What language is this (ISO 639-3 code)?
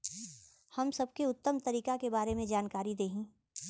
bho